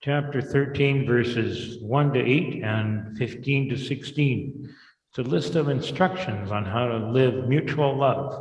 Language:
English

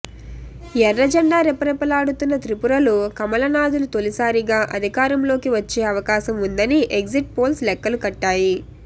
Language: Telugu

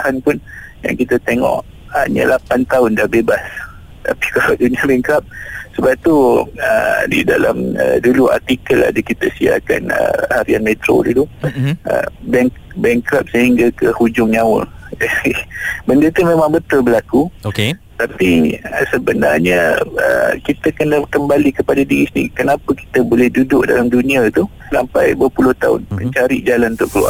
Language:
Malay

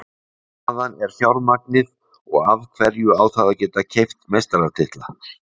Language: Icelandic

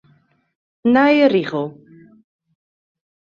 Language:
Western Frisian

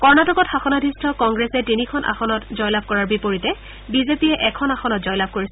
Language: Assamese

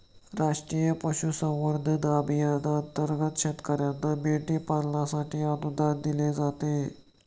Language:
Marathi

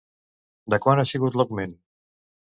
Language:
Catalan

